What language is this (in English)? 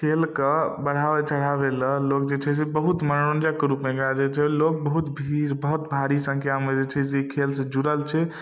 Maithili